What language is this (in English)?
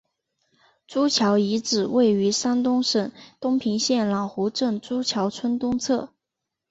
Chinese